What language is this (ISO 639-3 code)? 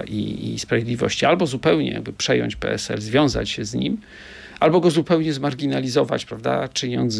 pol